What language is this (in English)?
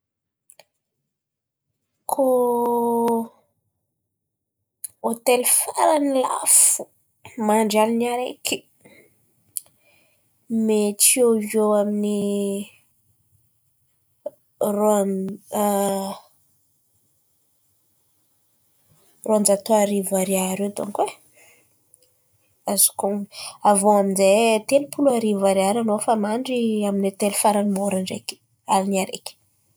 Antankarana Malagasy